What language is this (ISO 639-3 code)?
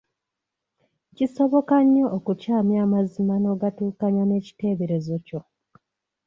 lug